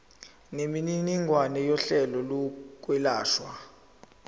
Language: Zulu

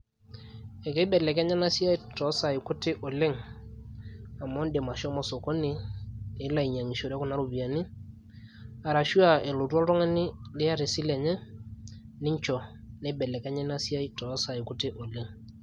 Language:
Masai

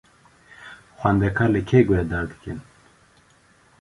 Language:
Kurdish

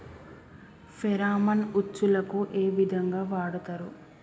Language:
Telugu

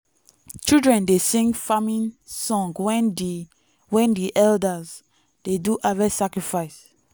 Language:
Nigerian Pidgin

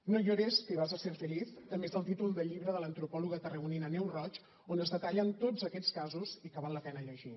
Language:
Catalan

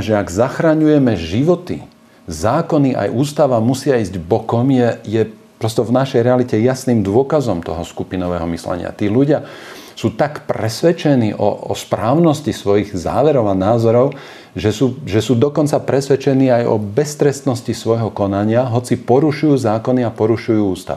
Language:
Slovak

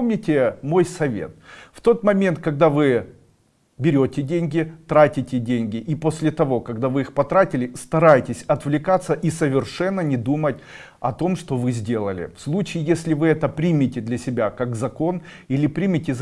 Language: Russian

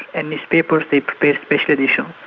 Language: English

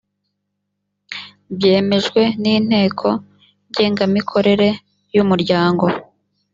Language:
Kinyarwanda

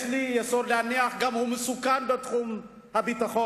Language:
Hebrew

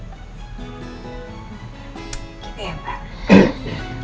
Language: Indonesian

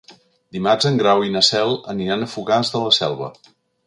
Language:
Catalan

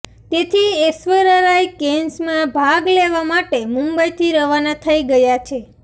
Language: Gujarati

